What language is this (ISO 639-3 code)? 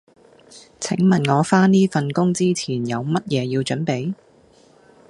yue